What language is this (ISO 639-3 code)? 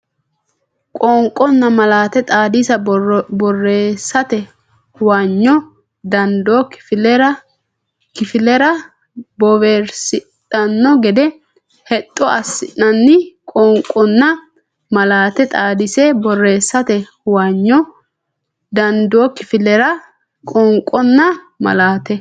sid